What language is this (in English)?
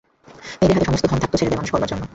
Bangla